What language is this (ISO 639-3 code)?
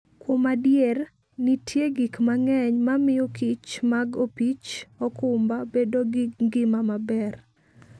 luo